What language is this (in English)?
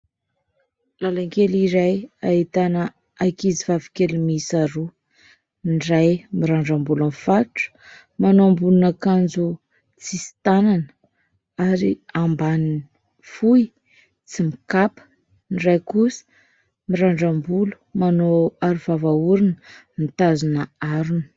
Malagasy